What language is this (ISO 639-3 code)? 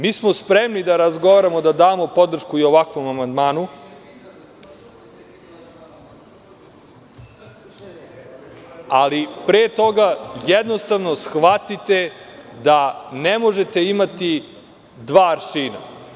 srp